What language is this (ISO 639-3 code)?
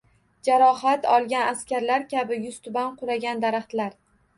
uzb